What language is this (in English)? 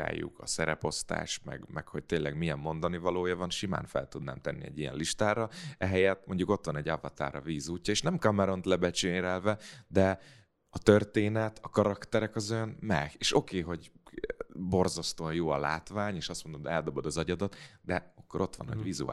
Hungarian